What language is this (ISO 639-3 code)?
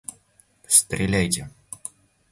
rus